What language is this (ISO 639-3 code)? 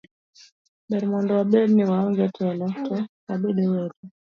luo